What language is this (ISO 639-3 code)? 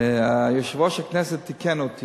heb